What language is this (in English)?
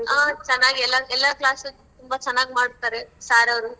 Kannada